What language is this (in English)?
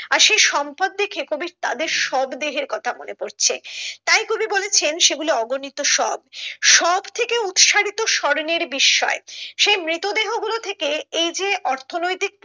Bangla